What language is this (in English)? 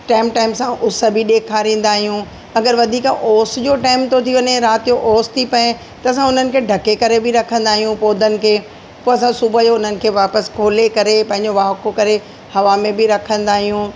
Sindhi